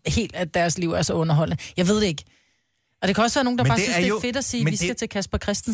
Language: Danish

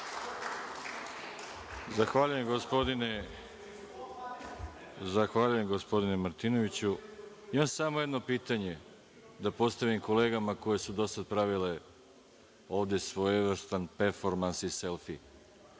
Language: Serbian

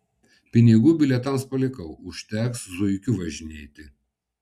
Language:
Lithuanian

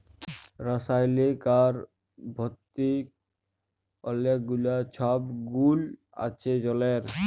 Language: Bangla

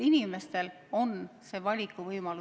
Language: Estonian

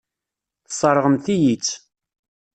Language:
Kabyle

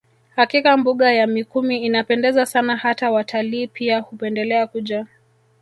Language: Swahili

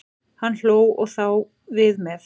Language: Icelandic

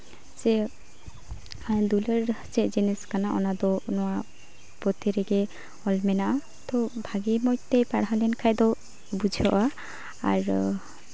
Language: Santali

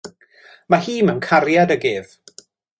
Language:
Welsh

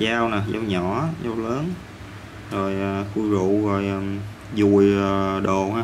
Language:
Vietnamese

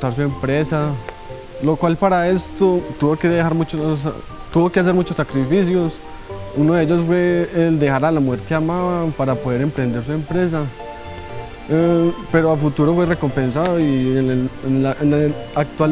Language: Spanish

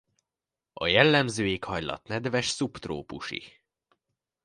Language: Hungarian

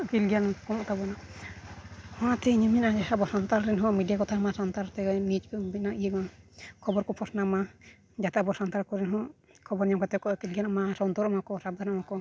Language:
Santali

